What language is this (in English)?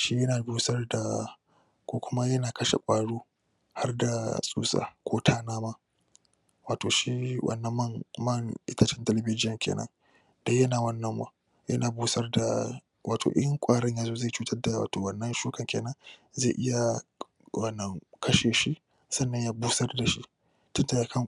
Hausa